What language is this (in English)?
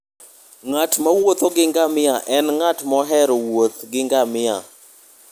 Luo (Kenya and Tanzania)